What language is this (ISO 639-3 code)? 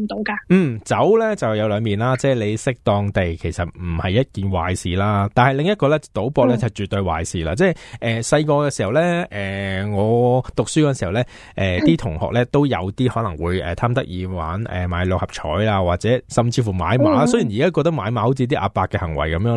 zho